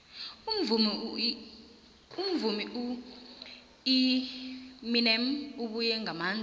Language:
South Ndebele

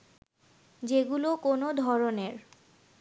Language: Bangla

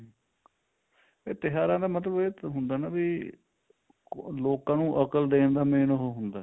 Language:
Punjabi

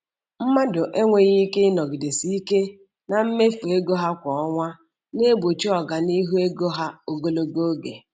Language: Igbo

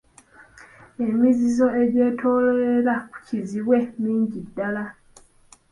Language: Ganda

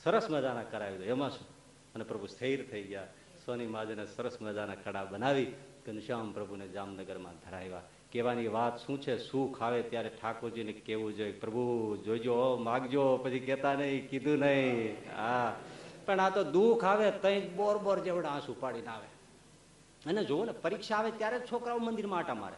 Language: Gujarati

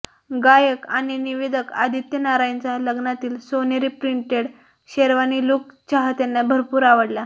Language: Marathi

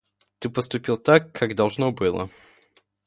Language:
Russian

